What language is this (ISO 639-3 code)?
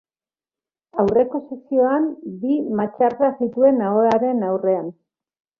eus